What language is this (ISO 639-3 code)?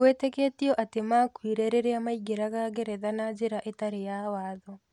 kik